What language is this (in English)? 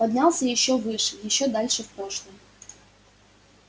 Russian